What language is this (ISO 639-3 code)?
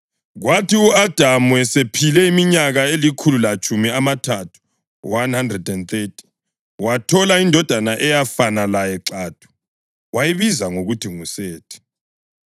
nde